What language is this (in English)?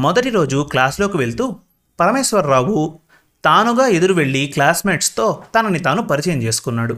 Telugu